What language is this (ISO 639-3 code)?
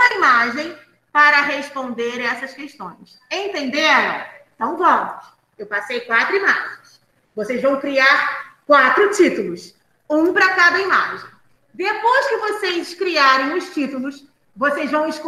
por